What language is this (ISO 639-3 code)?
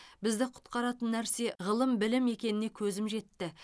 kaz